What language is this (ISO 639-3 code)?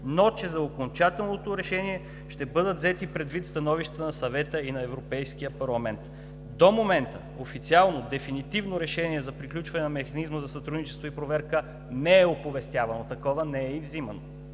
bul